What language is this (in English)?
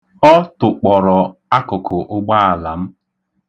Igbo